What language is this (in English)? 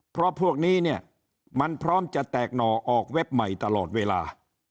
Thai